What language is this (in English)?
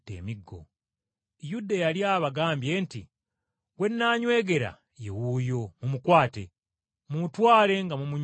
Ganda